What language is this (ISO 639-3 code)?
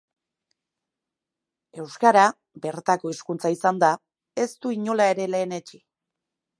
eus